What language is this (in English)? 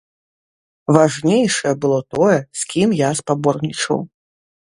Belarusian